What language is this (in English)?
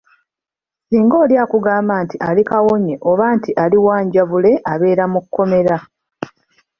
Ganda